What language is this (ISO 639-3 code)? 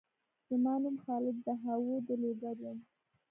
pus